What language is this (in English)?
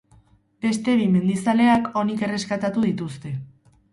Basque